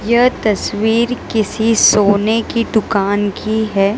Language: Hindi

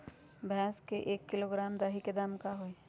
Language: Magahi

